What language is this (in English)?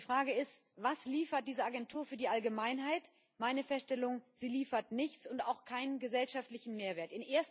German